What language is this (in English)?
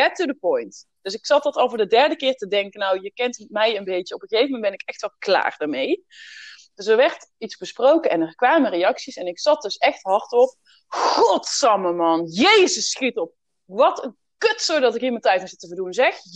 Dutch